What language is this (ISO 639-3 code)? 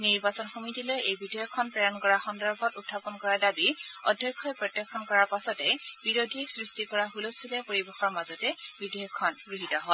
asm